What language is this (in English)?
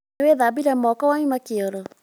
Kikuyu